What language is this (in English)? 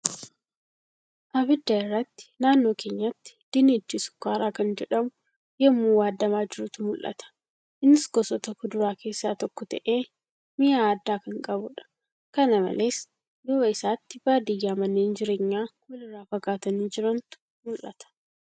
Oromo